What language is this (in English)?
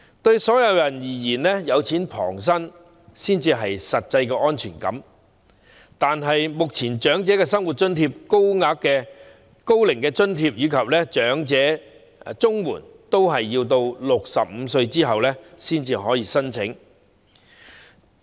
Cantonese